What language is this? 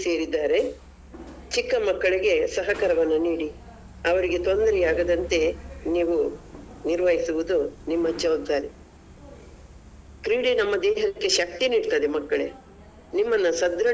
Kannada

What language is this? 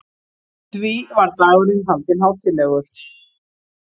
Icelandic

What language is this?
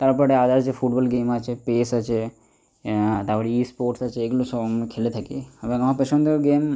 Bangla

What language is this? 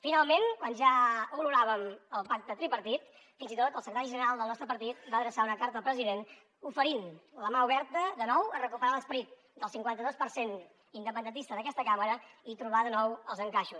Catalan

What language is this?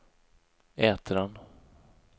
Swedish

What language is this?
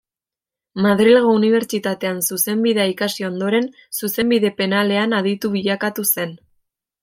Basque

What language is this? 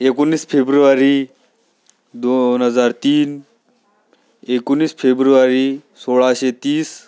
Marathi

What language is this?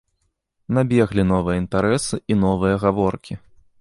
Belarusian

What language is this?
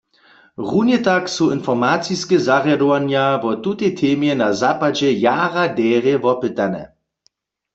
Upper Sorbian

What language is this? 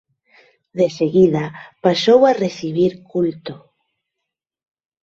Galician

